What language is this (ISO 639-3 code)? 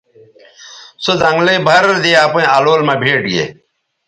btv